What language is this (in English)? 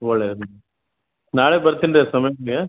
Kannada